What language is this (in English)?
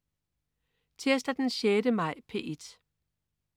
Danish